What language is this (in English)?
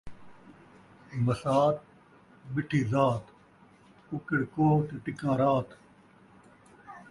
Saraiki